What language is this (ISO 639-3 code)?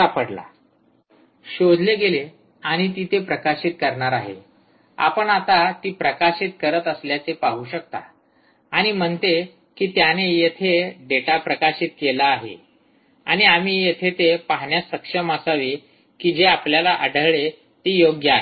mar